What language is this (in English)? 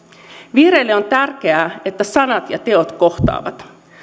Finnish